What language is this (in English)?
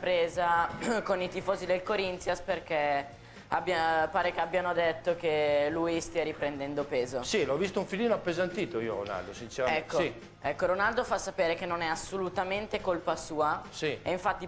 Italian